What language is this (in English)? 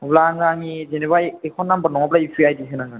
Bodo